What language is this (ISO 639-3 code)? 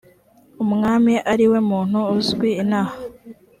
kin